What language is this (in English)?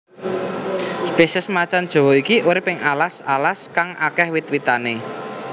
Javanese